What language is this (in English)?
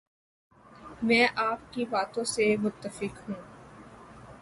Urdu